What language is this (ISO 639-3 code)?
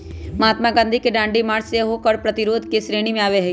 mag